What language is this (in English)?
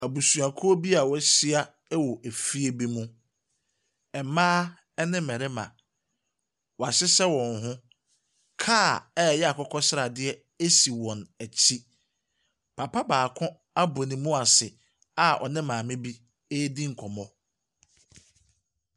Akan